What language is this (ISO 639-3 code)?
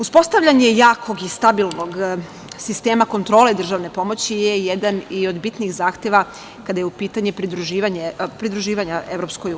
srp